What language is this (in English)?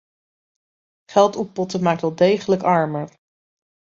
Dutch